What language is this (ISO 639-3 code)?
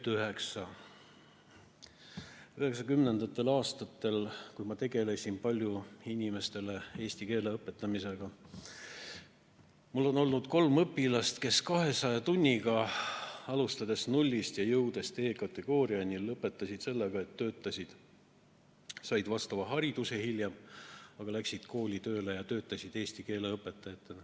est